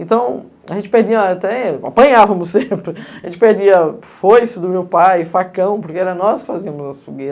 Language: Portuguese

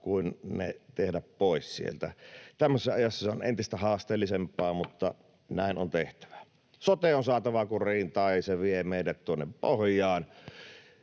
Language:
Finnish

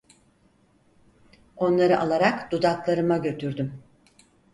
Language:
Turkish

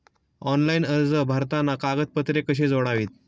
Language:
Marathi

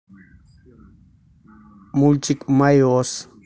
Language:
Russian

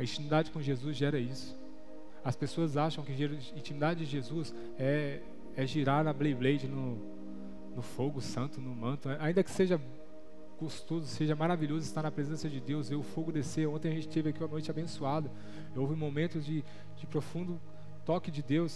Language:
Portuguese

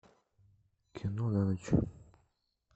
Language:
Russian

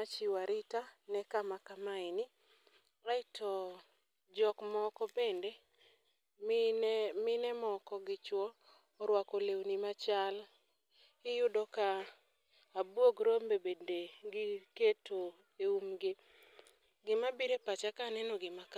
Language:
Luo (Kenya and Tanzania)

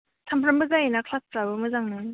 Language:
Bodo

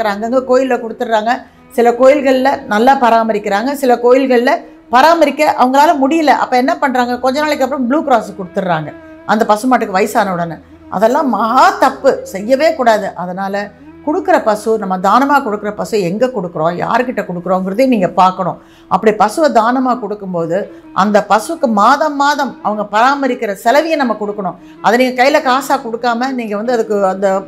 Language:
Tamil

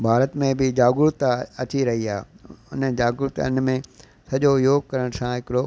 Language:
Sindhi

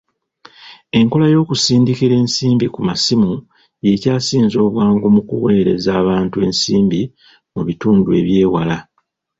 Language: Ganda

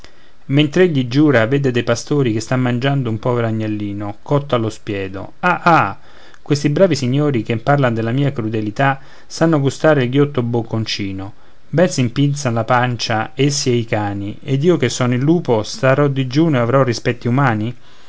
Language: Italian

